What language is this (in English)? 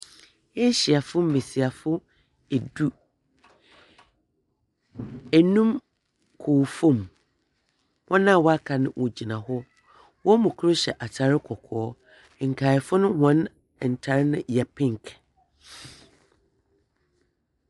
Akan